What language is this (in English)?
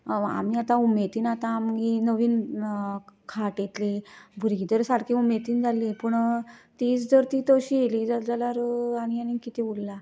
Konkani